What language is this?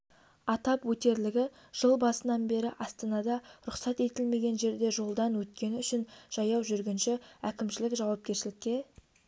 Kazakh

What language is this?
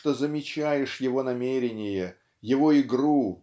Russian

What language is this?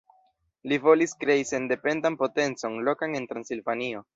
Esperanto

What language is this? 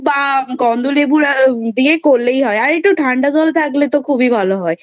Bangla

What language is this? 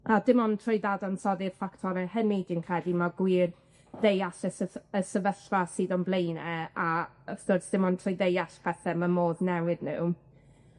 Welsh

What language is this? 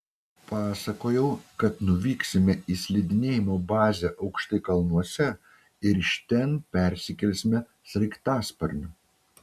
Lithuanian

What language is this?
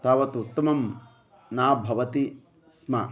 Sanskrit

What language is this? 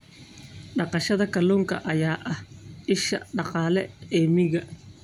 Somali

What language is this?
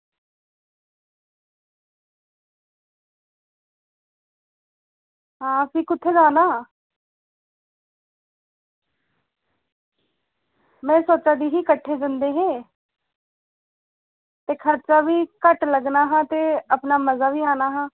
Dogri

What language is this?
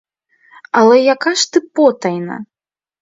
Ukrainian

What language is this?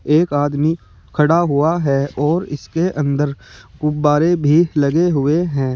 Hindi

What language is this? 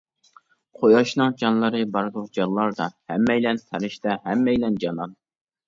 Uyghur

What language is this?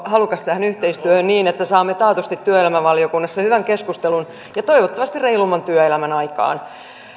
Finnish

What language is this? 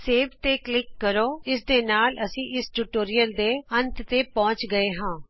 Punjabi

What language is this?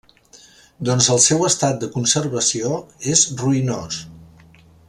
Catalan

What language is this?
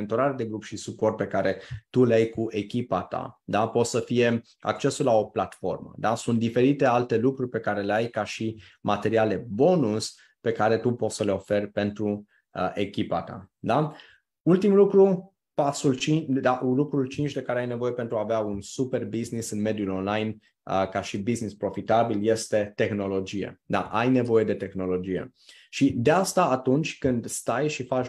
Romanian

